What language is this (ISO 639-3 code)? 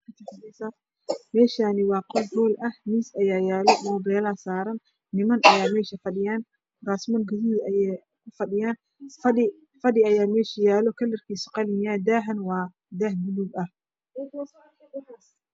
som